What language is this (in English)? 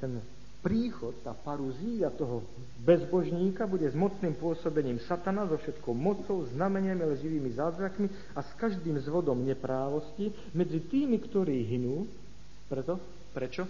Slovak